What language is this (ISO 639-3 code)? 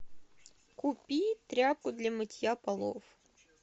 rus